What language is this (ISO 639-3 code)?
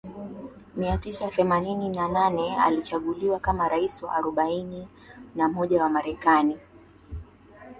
swa